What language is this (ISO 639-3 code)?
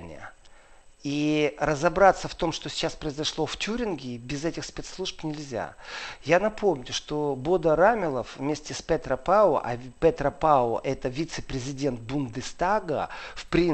rus